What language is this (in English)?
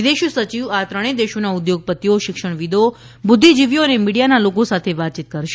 Gujarati